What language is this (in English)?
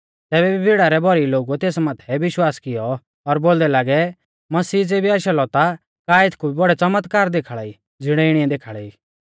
Mahasu Pahari